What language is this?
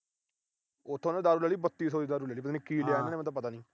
Punjabi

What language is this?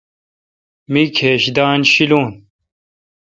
Kalkoti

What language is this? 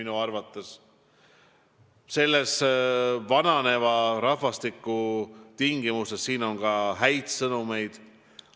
Estonian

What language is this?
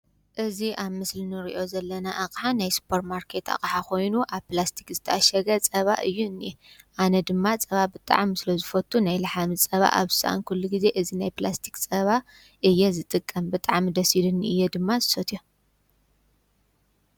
Tigrinya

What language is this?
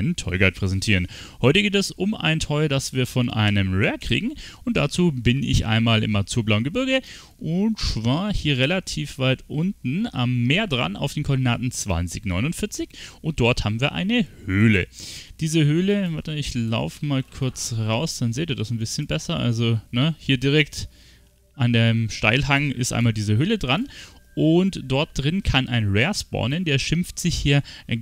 German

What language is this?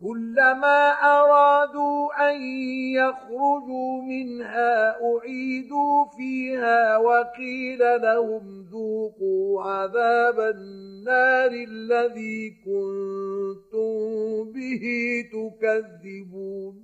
Arabic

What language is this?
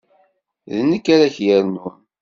Kabyle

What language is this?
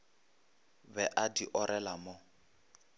Northern Sotho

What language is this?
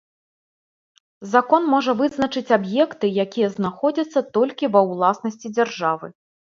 Belarusian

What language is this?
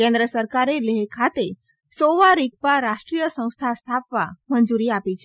Gujarati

